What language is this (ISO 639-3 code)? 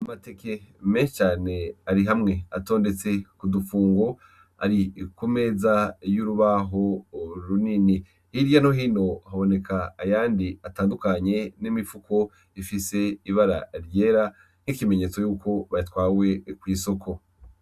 run